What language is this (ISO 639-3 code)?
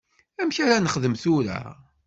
kab